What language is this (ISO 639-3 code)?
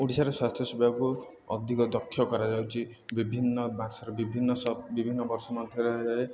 ori